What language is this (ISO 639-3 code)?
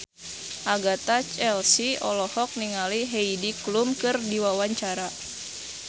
sun